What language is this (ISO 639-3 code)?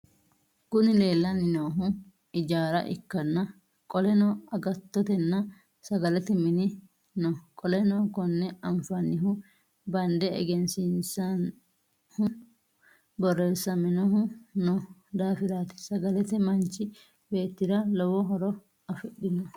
sid